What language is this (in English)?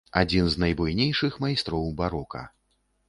Belarusian